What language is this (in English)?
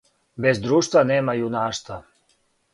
Serbian